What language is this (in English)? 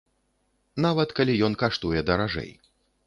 Belarusian